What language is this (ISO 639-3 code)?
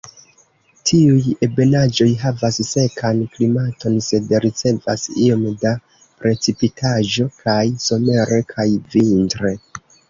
epo